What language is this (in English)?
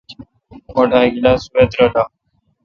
Kalkoti